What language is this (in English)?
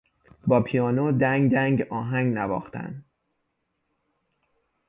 Persian